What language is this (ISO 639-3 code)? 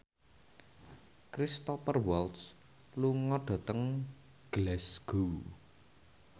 jav